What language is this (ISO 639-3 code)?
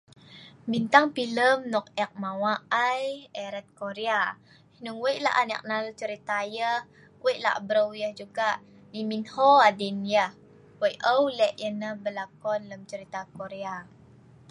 snv